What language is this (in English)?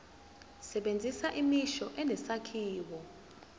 Zulu